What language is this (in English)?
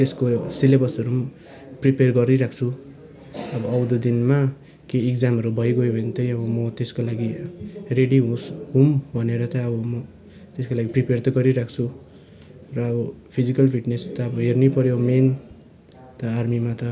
Nepali